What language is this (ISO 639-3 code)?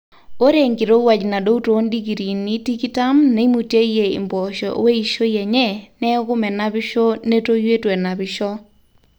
mas